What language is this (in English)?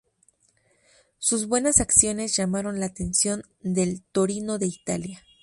Spanish